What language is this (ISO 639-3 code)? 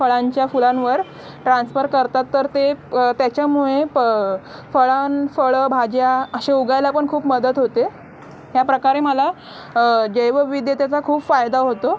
mar